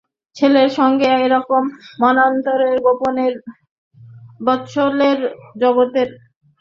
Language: Bangla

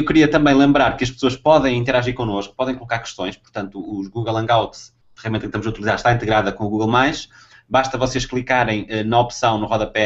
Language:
Portuguese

